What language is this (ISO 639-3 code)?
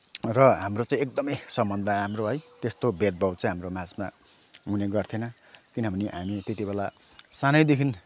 nep